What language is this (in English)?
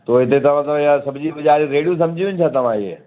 Sindhi